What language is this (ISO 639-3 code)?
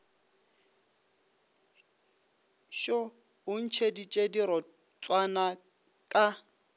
nso